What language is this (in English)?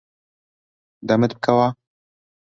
Central Kurdish